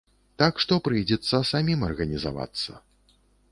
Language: Belarusian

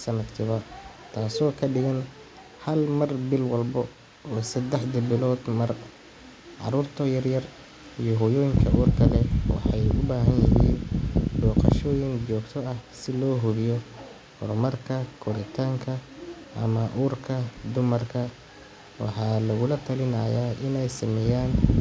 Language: Somali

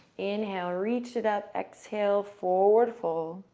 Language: English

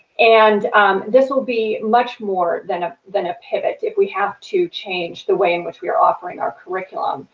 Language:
English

